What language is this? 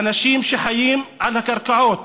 Hebrew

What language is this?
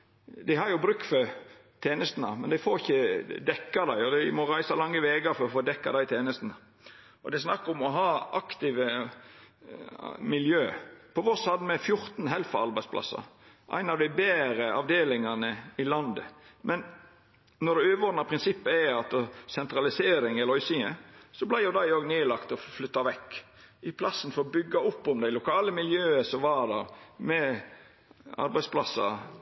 Norwegian Nynorsk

